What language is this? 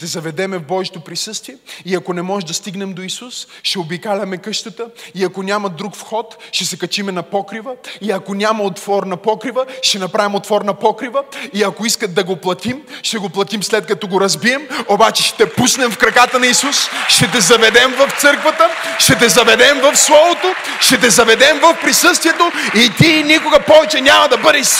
Bulgarian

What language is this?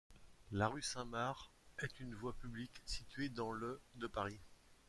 French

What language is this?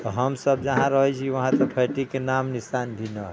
Maithili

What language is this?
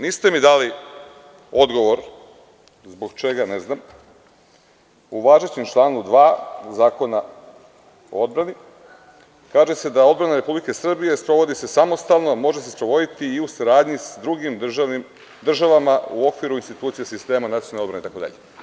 Serbian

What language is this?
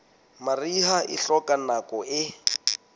Southern Sotho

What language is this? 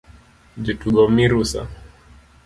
Luo (Kenya and Tanzania)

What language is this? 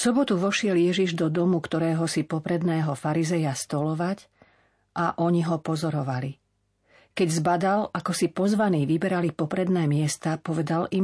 Slovak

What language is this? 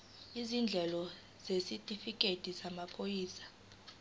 Zulu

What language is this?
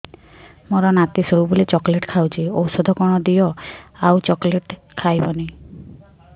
Odia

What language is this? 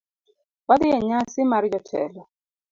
Luo (Kenya and Tanzania)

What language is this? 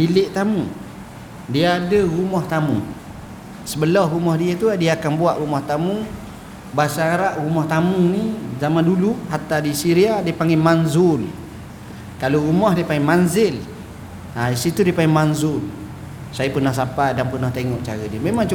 Malay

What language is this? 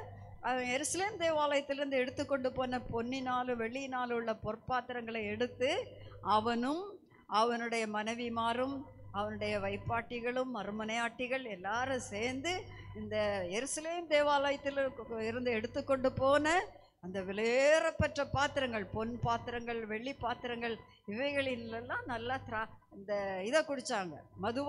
Italian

